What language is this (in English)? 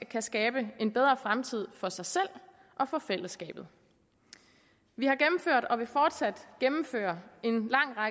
Danish